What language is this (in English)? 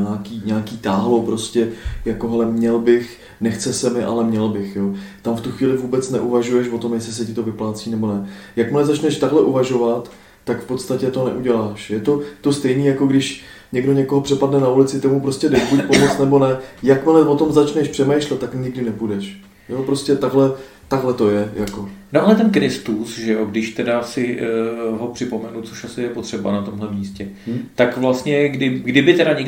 Czech